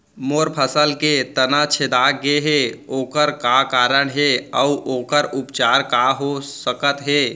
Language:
Chhattisgarhi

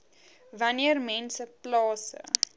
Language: Afrikaans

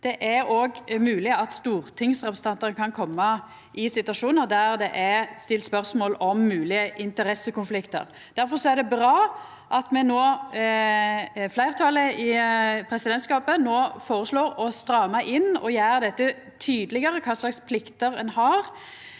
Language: Norwegian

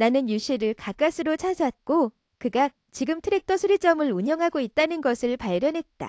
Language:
Korean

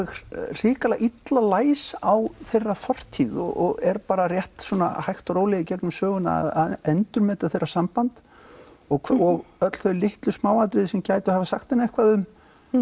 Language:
Icelandic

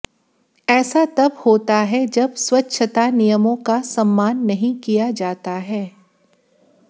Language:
Hindi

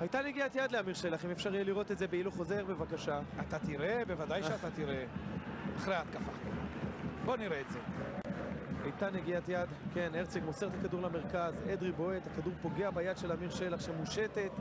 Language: Hebrew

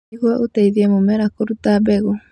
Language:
Kikuyu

